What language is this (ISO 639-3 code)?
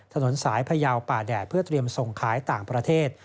tha